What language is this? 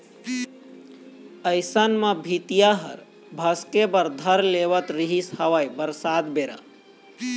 Chhattisgarhi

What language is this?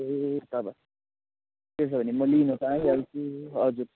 Nepali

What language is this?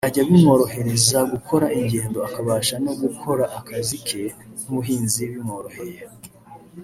Kinyarwanda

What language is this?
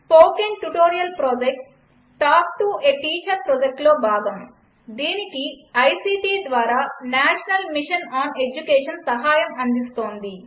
Telugu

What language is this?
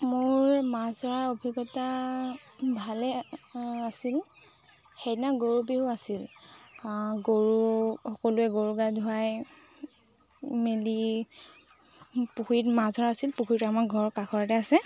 Assamese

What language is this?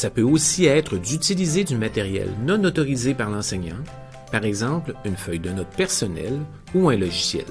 French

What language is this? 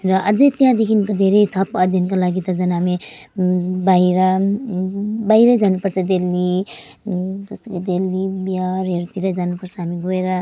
Nepali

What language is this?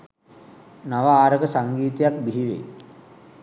Sinhala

